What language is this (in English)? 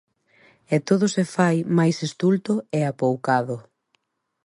Galician